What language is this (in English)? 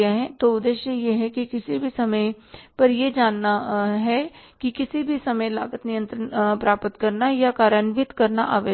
Hindi